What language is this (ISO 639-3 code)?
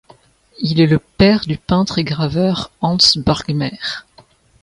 fra